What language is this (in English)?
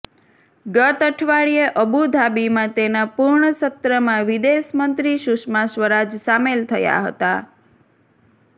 Gujarati